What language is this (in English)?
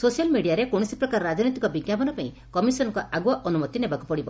Odia